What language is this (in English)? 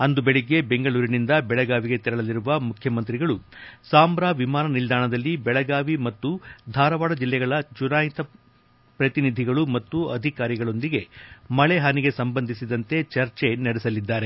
Kannada